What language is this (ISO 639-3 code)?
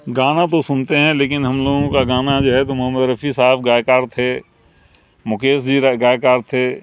urd